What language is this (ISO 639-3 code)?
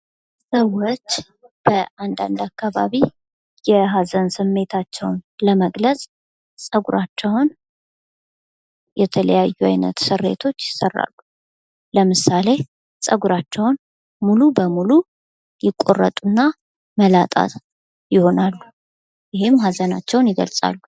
amh